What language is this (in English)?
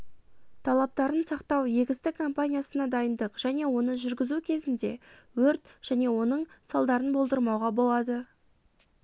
Kazakh